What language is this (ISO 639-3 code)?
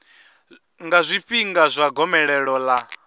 ven